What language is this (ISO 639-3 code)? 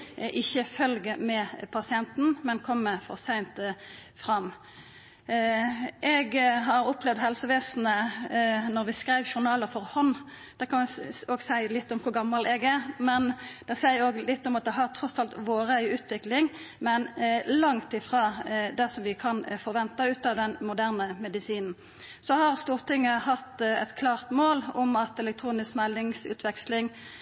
nno